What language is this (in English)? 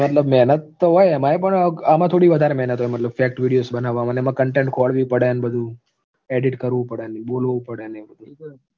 Gujarati